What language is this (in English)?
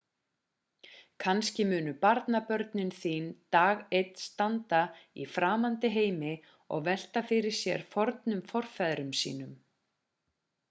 Icelandic